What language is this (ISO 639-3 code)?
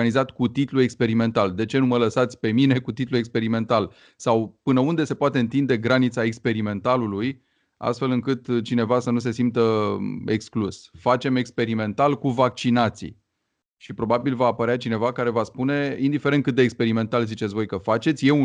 ron